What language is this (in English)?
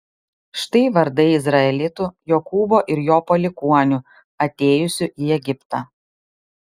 Lithuanian